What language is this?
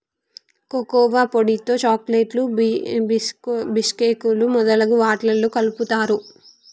Telugu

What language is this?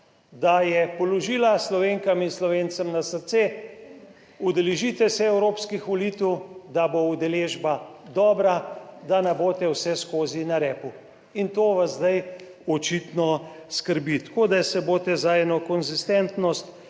Slovenian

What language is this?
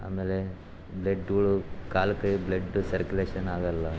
Kannada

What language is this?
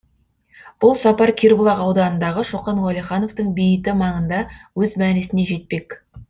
Kazakh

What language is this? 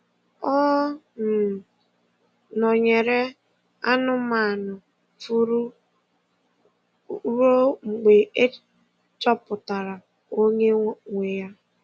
Igbo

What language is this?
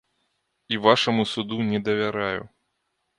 Belarusian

